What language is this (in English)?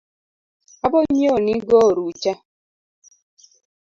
Luo (Kenya and Tanzania)